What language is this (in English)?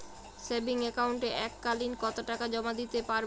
Bangla